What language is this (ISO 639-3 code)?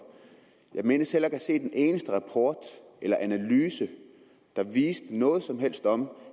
dan